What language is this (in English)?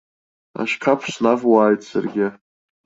Abkhazian